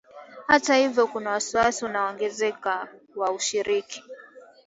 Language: Swahili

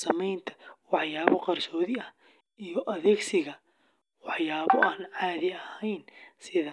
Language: Somali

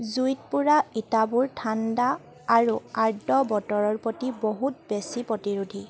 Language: Assamese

